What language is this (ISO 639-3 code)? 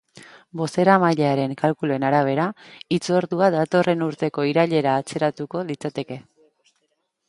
eus